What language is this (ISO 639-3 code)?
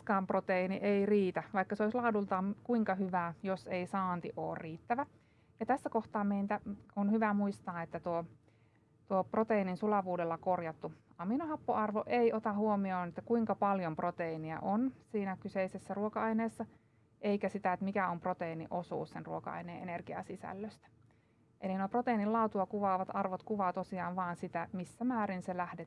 fin